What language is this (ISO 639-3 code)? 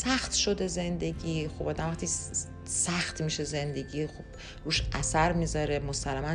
fas